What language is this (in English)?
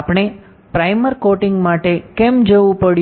Gujarati